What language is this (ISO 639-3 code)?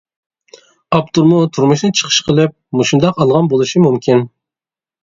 uig